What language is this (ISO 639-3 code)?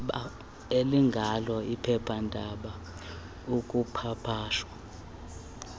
xho